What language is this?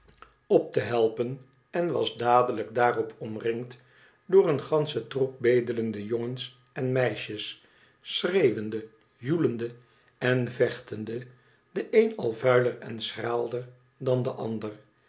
Dutch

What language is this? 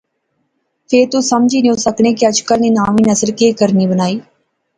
Pahari-Potwari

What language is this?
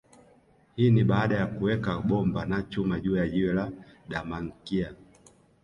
Swahili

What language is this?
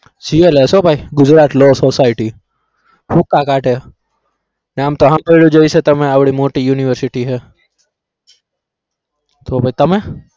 Gujarati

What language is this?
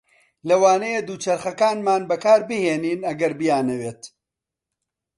Central Kurdish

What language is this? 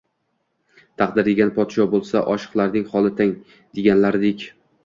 Uzbek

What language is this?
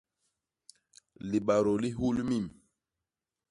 Basaa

